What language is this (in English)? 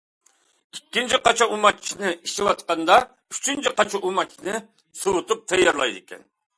Uyghur